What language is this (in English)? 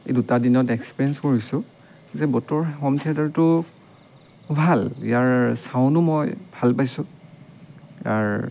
Assamese